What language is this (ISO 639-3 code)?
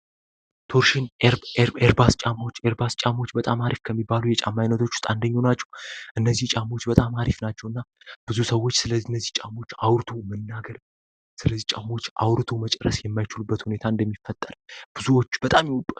amh